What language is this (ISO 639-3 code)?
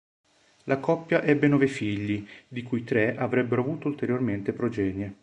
ita